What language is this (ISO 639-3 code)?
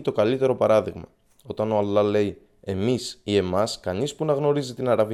ell